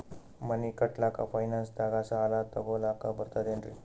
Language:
Kannada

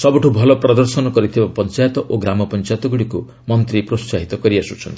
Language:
Odia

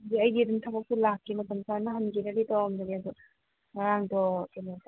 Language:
Manipuri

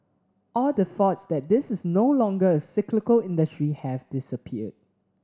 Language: English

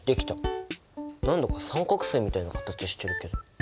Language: Japanese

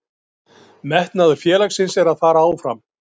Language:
Icelandic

